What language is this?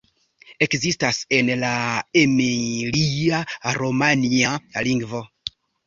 Esperanto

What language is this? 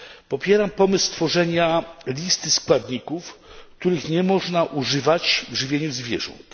Polish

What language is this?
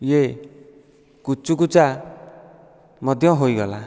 Odia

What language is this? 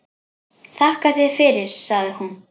Icelandic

